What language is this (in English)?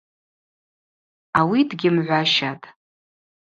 Abaza